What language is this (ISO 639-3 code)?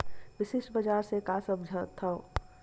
hne